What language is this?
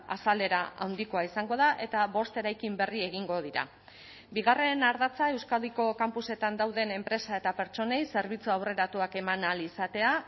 Basque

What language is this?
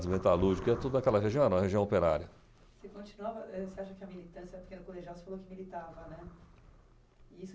Portuguese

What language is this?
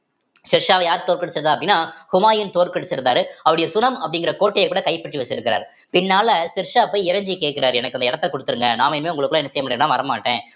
Tamil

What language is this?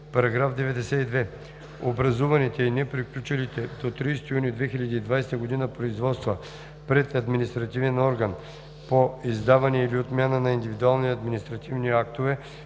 Bulgarian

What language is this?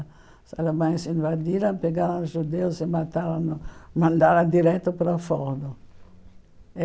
Portuguese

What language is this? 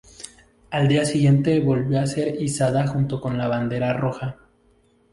Spanish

